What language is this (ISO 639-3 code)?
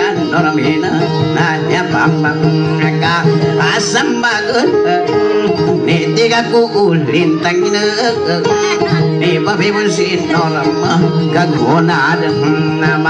ind